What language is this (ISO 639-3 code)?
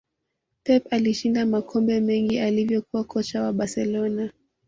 swa